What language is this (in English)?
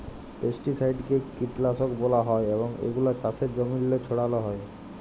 Bangla